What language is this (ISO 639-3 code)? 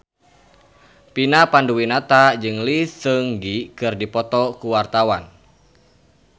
sun